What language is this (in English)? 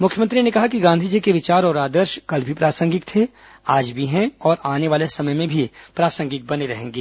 Hindi